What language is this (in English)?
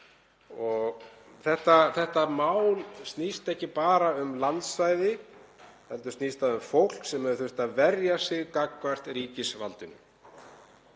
Icelandic